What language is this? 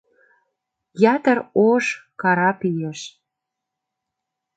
Mari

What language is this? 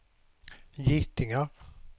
Swedish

